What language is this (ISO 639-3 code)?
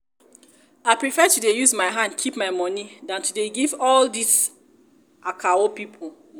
pcm